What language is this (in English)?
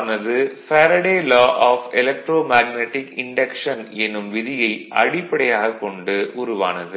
Tamil